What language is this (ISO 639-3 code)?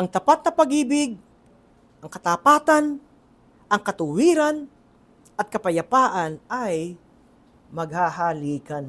fil